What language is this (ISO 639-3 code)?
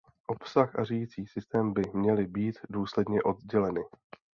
ces